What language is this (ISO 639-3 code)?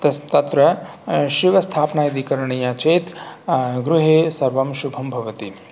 san